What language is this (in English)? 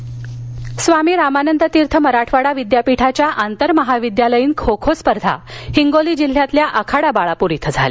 Marathi